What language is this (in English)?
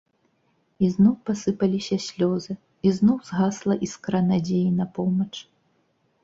Belarusian